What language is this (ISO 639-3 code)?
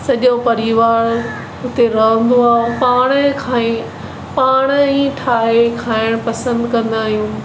snd